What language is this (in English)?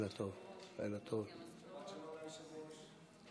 Hebrew